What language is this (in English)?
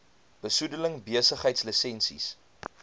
Afrikaans